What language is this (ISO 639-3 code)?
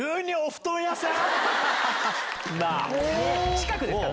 jpn